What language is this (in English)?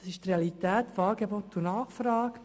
Swiss German